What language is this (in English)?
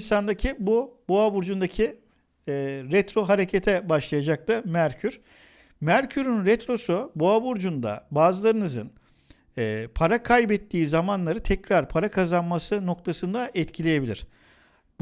Turkish